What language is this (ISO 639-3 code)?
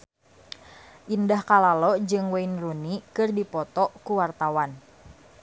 sun